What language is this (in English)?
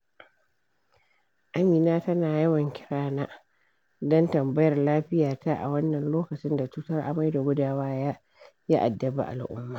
Hausa